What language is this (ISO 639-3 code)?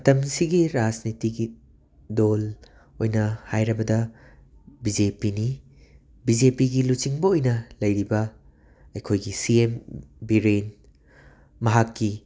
mni